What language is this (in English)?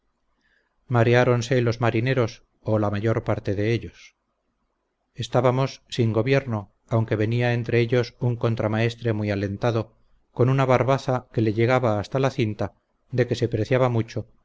Spanish